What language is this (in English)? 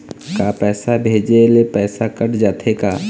Chhattisgarhi